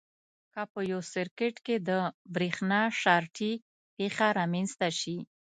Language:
Pashto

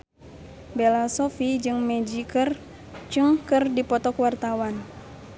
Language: Sundanese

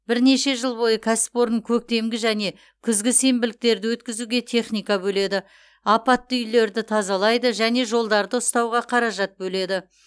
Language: Kazakh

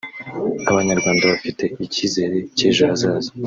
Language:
Kinyarwanda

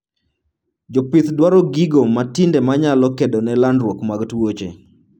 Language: Luo (Kenya and Tanzania)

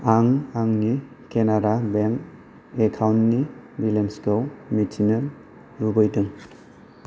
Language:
Bodo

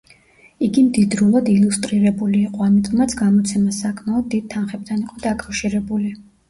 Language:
Georgian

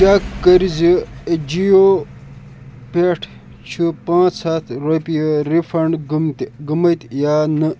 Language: Kashmiri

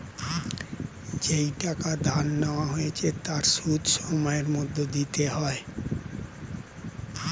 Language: Bangla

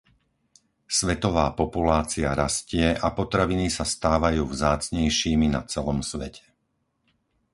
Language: Slovak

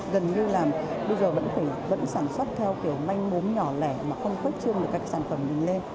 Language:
Vietnamese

